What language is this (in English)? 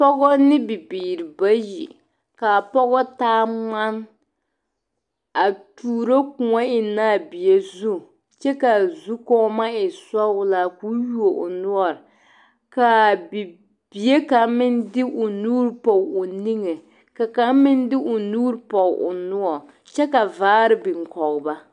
Southern Dagaare